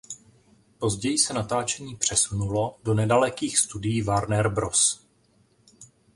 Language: Czech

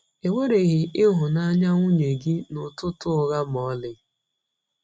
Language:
Igbo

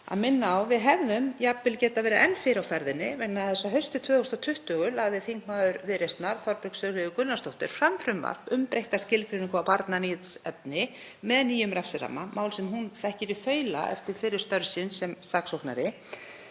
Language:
Icelandic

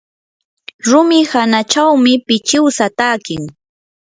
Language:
Yanahuanca Pasco Quechua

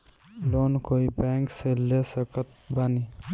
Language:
Bhojpuri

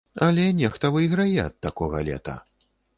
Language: Belarusian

